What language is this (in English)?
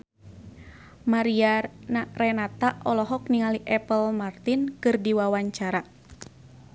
Sundanese